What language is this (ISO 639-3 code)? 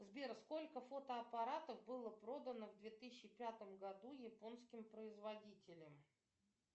rus